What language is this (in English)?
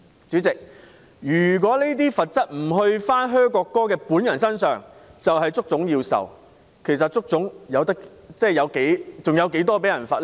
Cantonese